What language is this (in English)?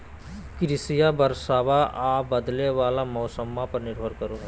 Magahi